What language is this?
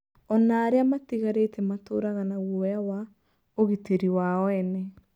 Kikuyu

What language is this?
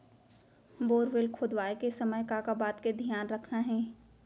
Chhattisgarhi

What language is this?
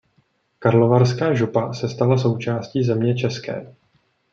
Czech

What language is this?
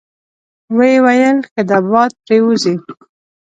Pashto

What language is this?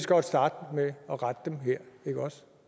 Danish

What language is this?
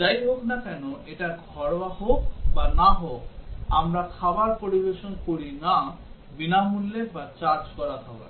Bangla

